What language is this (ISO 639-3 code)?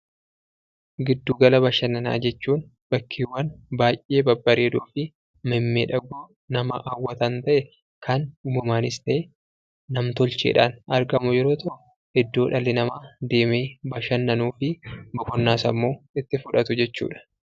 orm